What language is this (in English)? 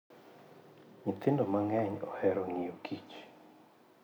Luo (Kenya and Tanzania)